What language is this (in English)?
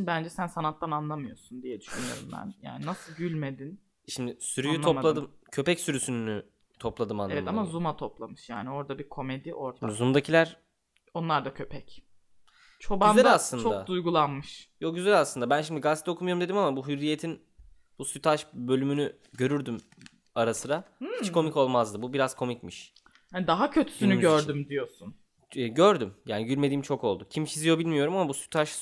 Turkish